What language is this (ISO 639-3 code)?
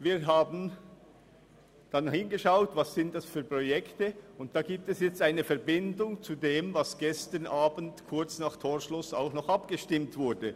gsw